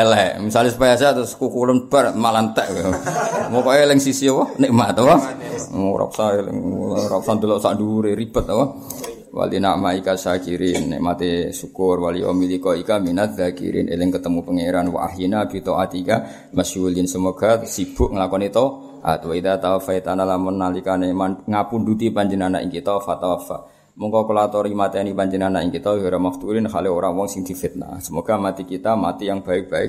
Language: Malay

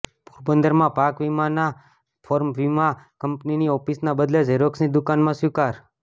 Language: Gujarati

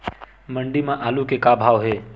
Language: Chhattisgarhi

